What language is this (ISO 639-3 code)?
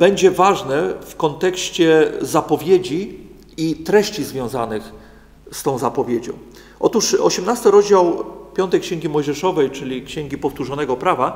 pol